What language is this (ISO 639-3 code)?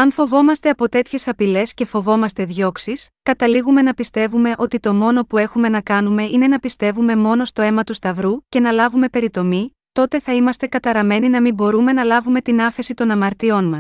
ell